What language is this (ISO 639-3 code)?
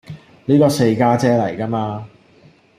yue